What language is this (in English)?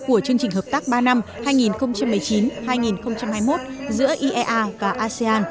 Vietnamese